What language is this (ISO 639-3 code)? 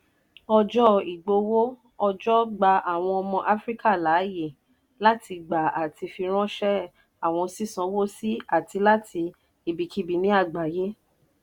yor